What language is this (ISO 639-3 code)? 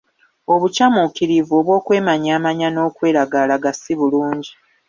lug